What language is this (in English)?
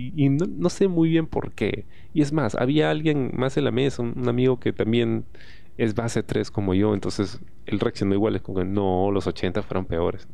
Spanish